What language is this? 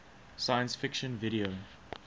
English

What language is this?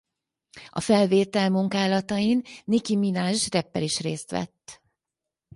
Hungarian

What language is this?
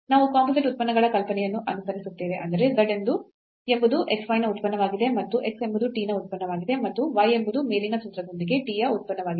Kannada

